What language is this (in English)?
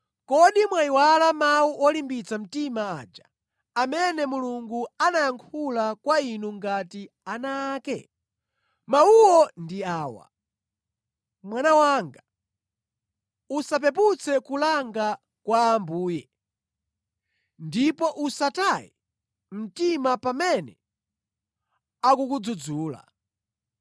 Nyanja